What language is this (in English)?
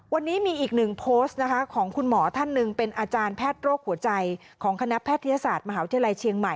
Thai